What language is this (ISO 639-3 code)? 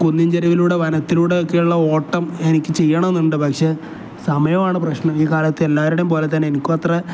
mal